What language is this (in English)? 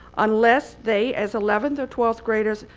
English